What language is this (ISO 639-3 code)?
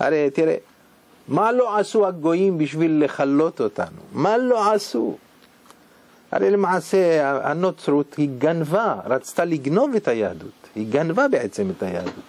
heb